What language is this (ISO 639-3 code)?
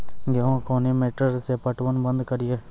mai